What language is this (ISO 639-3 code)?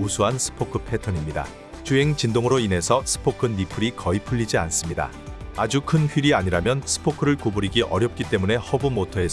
kor